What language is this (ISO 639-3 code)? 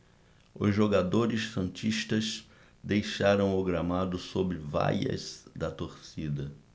por